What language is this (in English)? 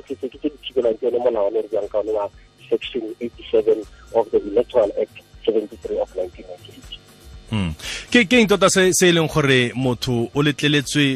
Swahili